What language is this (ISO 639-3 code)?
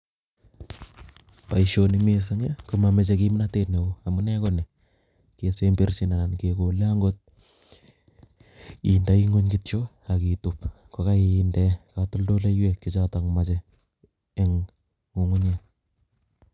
kln